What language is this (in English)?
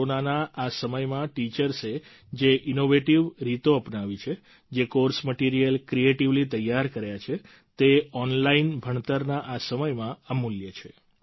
Gujarati